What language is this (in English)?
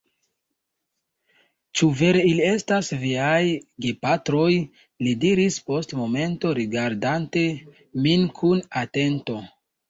Esperanto